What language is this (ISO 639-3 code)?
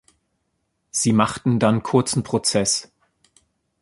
deu